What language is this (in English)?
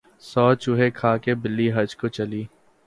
Urdu